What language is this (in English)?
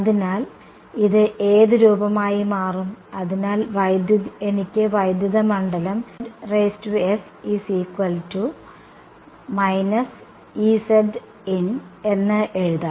Malayalam